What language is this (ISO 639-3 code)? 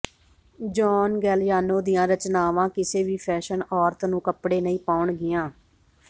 pan